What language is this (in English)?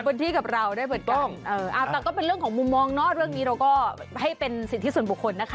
Thai